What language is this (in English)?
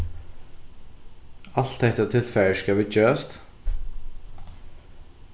Faroese